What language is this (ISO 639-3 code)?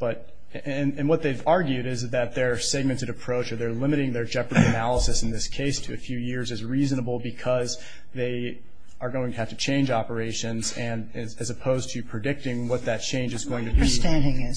eng